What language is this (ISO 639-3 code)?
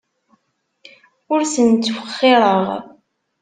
kab